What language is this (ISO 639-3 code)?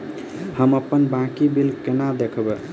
mai